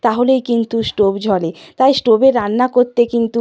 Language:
Bangla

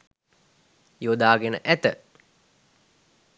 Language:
Sinhala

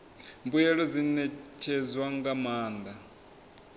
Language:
Venda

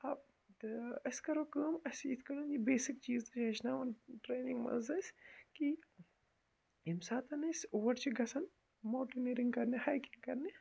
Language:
Kashmiri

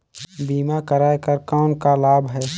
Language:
Chhattisgarhi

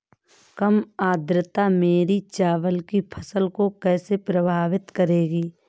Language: Hindi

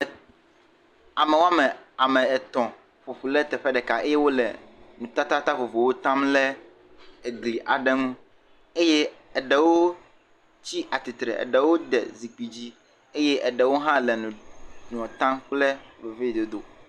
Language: Ewe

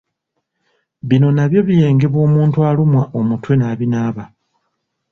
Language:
Ganda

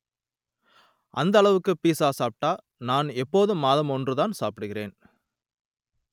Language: Tamil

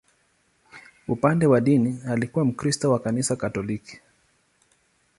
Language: Swahili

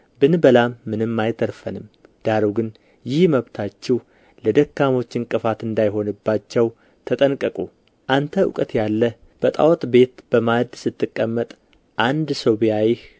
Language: Amharic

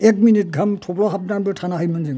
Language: Bodo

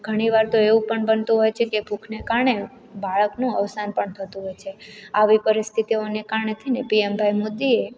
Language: Gujarati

